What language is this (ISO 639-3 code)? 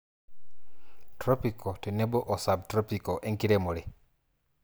mas